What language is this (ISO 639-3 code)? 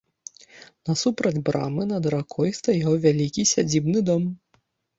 bel